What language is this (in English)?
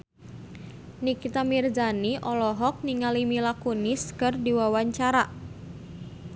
Sundanese